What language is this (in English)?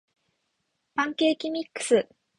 Japanese